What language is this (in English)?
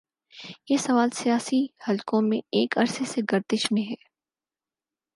Urdu